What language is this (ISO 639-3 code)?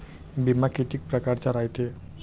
mar